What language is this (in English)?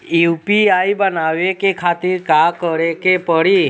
Bhojpuri